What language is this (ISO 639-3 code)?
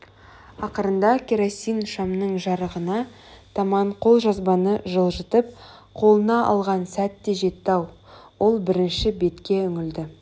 kaz